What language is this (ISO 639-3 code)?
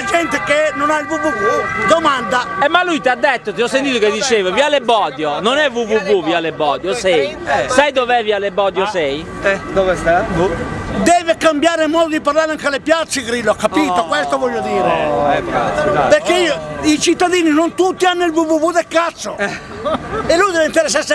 ita